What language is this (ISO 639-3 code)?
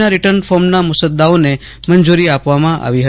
guj